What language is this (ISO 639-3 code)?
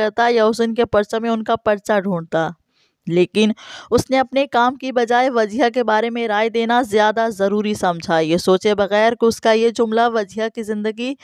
urd